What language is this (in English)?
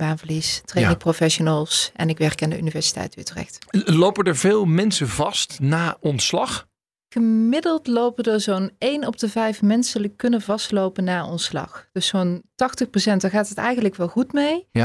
Dutch